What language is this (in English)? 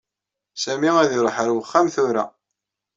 Kabyle